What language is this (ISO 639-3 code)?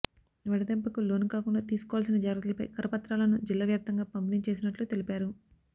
tel